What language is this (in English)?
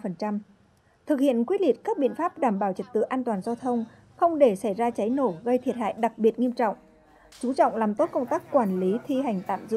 Vietnamese